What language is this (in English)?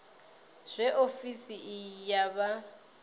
Venda